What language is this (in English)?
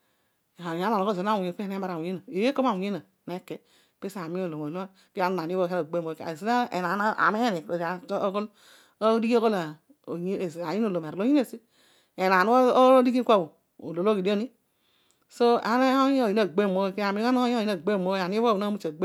Odual